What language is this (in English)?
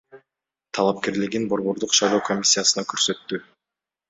Kyrgyz